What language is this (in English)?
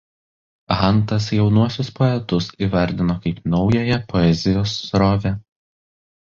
Lithuanian